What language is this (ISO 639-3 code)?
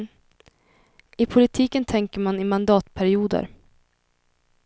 swe